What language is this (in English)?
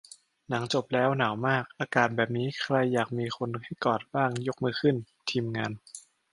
Thai